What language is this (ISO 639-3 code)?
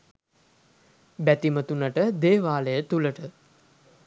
sin